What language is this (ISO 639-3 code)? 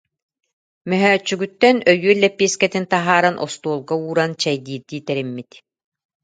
sah